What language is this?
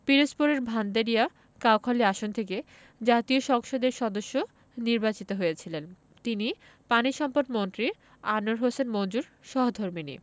Bangla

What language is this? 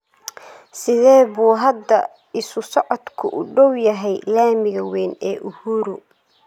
Somali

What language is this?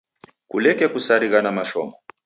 Taita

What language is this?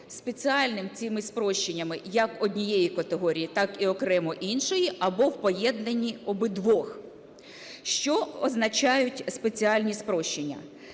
Ukrainian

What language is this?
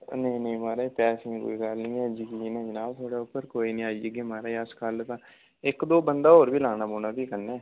Dogri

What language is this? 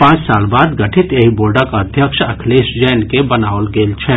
Maithili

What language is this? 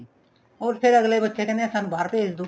Punjabi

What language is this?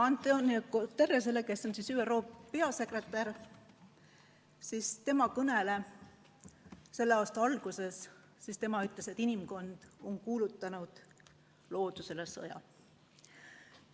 Estonian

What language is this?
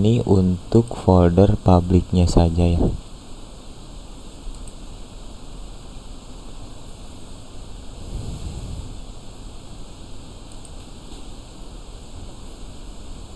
Indonesian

